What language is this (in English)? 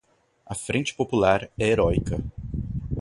Portuguese